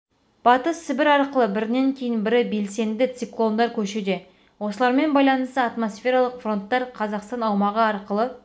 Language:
Kazakh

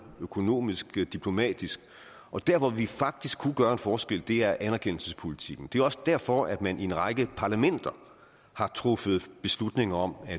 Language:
Danish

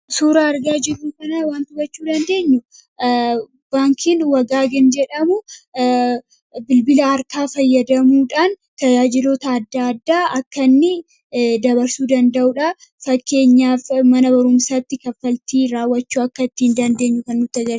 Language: Oromo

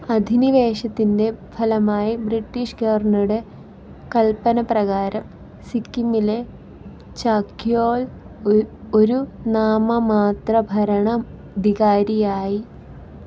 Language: Malayalam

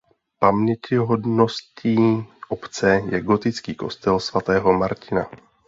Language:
Czech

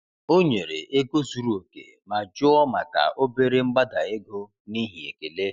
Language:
Igbo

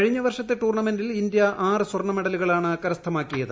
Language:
Malayalam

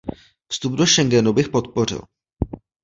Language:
Czech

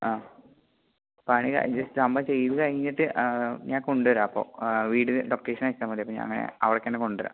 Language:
Malayalam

